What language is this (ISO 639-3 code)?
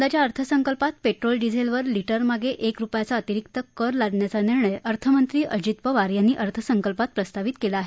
mar